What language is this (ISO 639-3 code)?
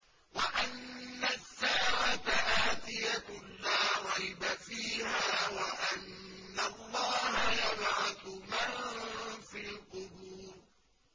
ara